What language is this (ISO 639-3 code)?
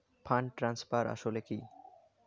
ben